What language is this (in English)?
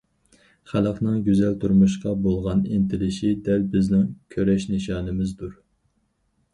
Uyghur